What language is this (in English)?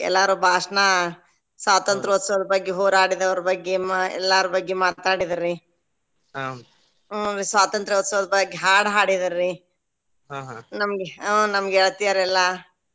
Kannada